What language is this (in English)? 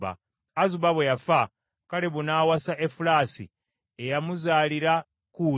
Ganda